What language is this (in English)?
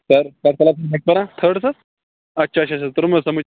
Kashmiri